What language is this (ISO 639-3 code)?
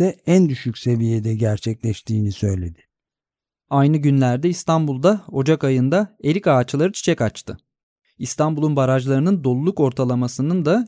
tur